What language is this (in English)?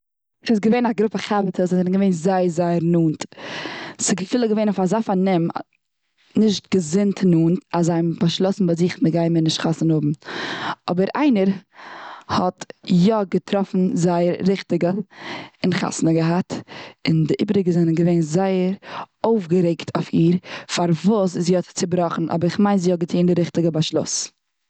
Yiddish